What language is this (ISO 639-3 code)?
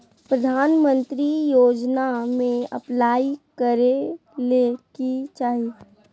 mag